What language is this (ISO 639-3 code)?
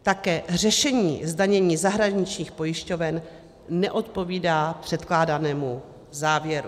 ces